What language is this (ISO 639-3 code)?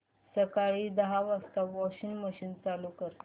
mar